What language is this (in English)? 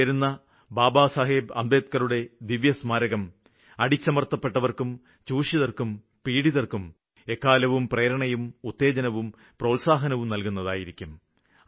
Malayalam